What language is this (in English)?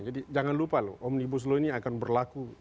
Indonesian